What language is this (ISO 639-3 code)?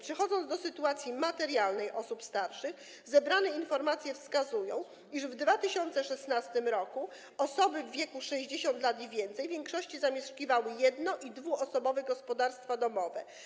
pol